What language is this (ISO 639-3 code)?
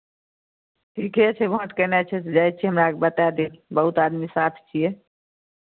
mai